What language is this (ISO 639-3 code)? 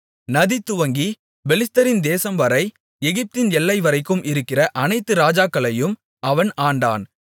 tam